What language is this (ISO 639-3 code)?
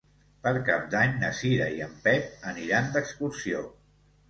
cat